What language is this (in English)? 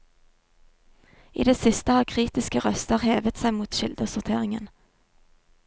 Norwegian